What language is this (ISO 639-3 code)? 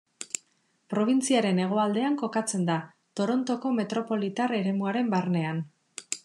eus